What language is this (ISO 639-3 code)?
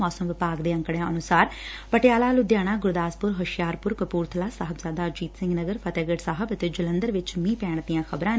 pan